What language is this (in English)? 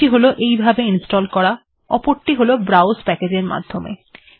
Bangla